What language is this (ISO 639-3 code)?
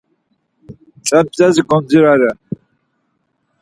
lzz